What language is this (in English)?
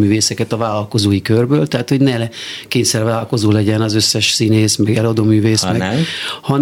Hungarian